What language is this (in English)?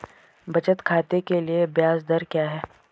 Hindi